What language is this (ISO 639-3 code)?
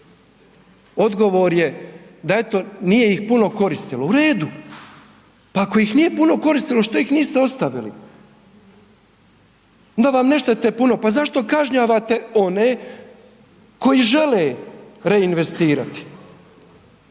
hrv